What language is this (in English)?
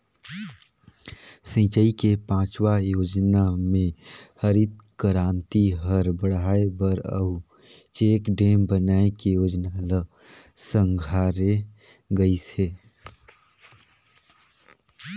Chhattisgarhi